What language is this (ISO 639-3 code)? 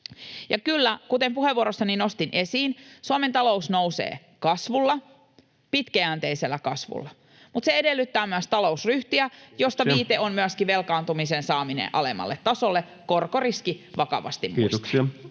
fin